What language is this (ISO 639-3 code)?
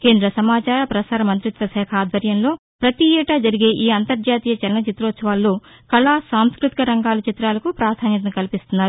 tel